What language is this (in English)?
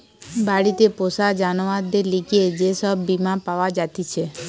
Bangla